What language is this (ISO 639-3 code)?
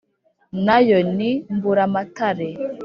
kin